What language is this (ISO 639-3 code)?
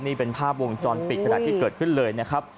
tha